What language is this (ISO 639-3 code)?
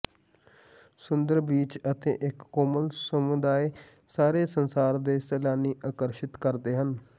pan